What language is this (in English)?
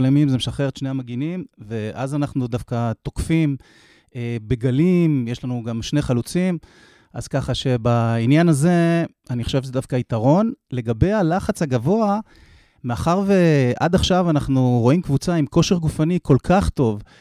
Hebrew